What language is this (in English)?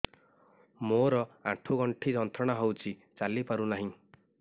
Odia